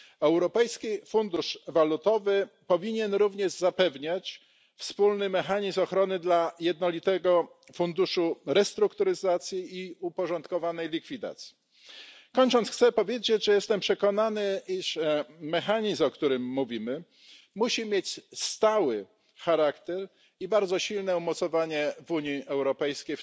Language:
Polish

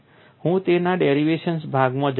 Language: Gujarati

